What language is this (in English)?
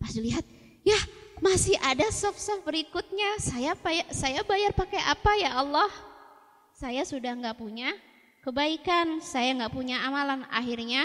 Indonesian